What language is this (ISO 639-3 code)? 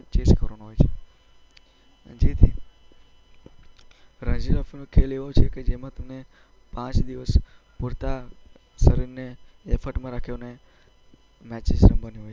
guj